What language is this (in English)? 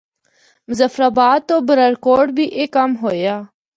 Northern Hindko